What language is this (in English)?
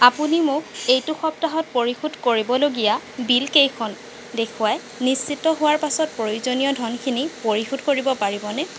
Assamese